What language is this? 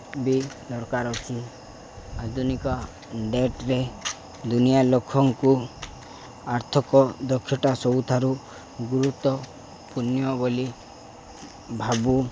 Odia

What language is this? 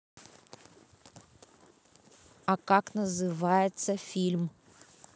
Russian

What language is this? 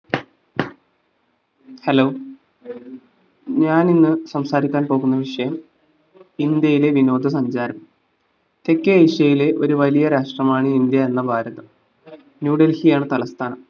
Malayalam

